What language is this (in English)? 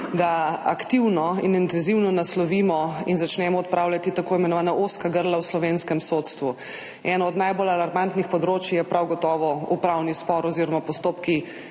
Slovenian